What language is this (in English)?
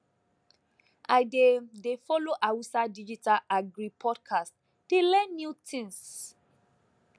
Nigerian Pidgin